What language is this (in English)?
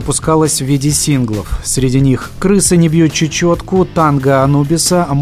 Russian